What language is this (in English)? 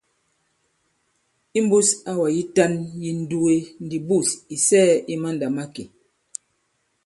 Bankon